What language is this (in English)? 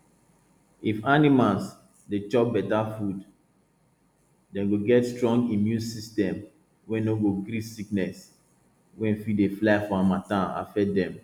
Nigerian Pidgin